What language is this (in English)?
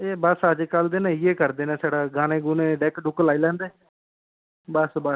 Dogri